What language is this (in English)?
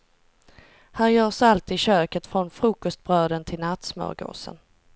Swedish